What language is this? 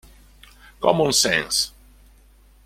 Italian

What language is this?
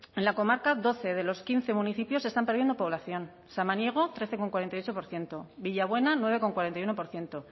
Spanish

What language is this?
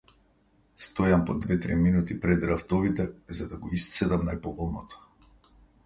Macedonian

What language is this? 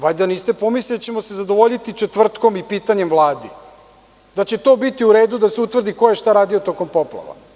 Serbian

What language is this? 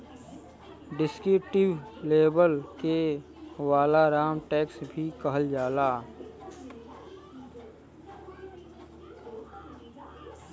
Bhojpuri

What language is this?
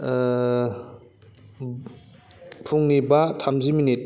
Bodo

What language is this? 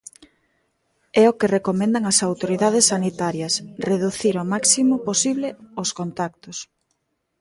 Galician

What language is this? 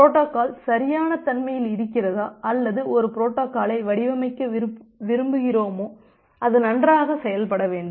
Tamil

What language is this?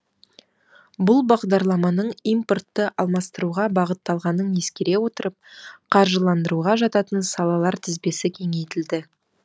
Kazakh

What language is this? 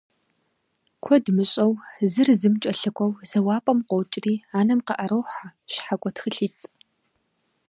Kabardian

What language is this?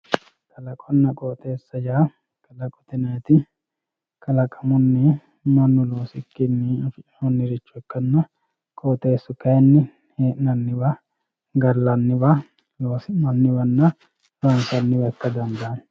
Sidamo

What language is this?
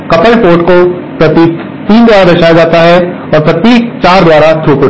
Hindi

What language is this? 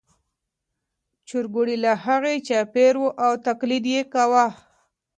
Pashto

